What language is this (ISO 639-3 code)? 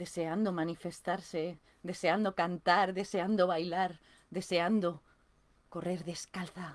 spa